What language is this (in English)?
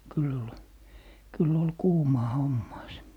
Finnish